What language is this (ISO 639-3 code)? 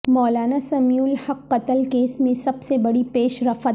urd